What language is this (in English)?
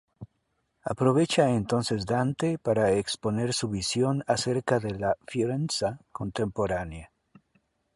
Spanish